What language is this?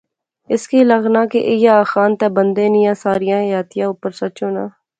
Pahari-Potwari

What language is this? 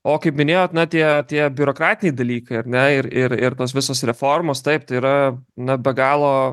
Lithuanian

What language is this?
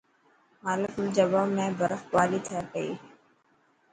Dhatki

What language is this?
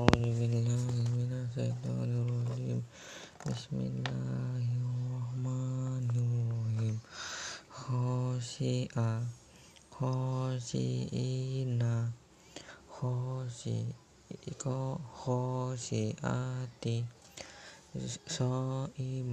Indonesian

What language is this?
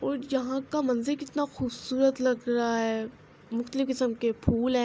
Urdu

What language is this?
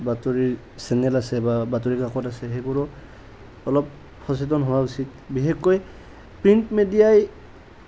Assamese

